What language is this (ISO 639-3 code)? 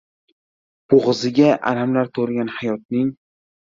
uzb